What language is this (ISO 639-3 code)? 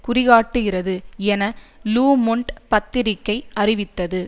tam